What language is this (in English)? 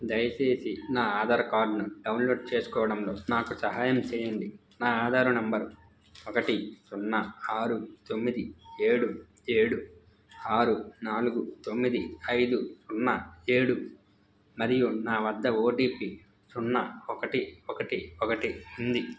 Telugu